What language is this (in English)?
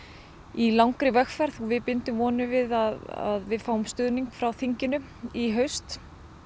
Icelandic